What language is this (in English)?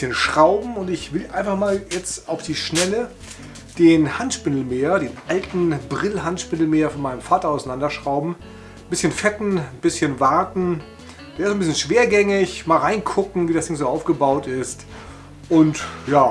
German